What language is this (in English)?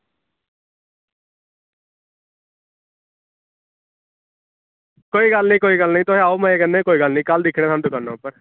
Dogri